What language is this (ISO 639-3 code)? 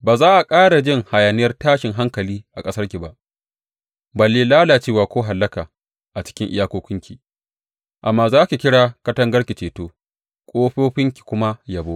hau